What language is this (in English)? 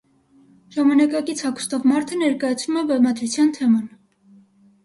Armenian